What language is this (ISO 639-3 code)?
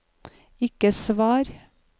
nor